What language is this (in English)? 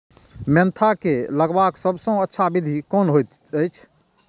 Maithili